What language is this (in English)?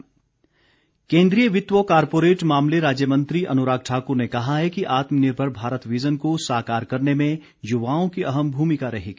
Hindi